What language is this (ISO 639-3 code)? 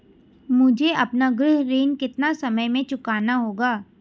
hin